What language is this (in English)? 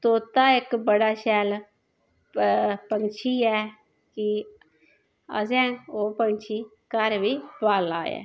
Dogri